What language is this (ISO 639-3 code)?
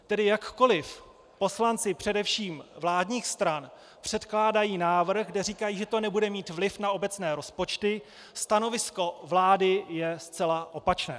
ces